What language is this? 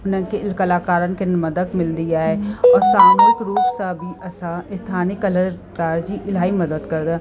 Sindhi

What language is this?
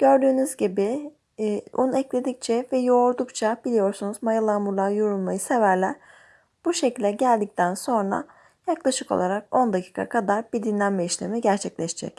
Turkish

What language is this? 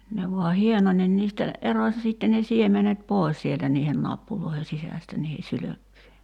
Finnish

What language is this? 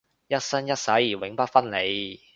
Cantonese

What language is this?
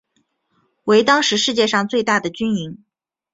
Chinese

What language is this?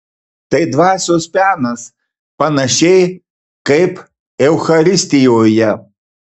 Lithuanian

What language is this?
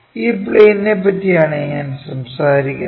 Malayalam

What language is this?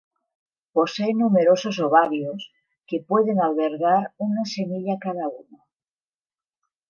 Spanish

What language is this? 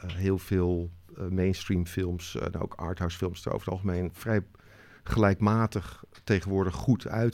Dutch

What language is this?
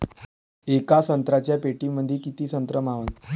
Marathi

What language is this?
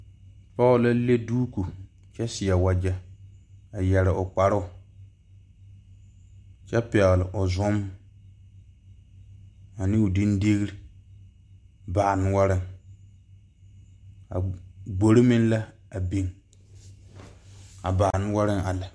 Southern Dagaare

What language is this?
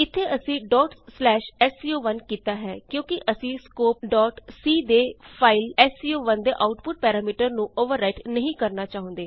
Punjabi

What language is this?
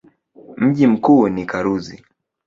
Swahili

